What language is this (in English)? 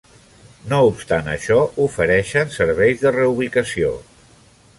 Catalan